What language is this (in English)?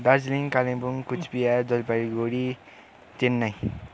Nepali